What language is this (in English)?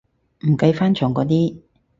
Cantonese